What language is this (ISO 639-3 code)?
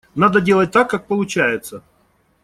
rus